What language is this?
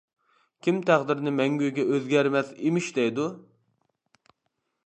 Uyghur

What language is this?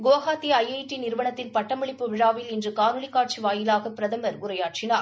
Tamil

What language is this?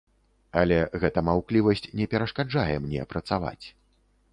Belarusian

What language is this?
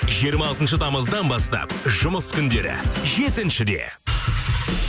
Kazakh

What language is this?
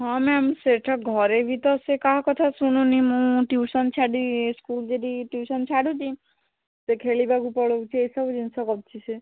Odia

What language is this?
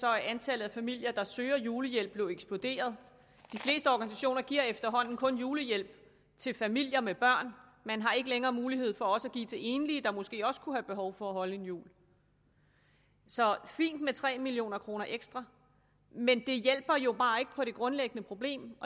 Danish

